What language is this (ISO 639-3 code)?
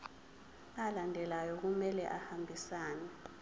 zul